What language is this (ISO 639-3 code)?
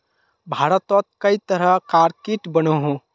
mag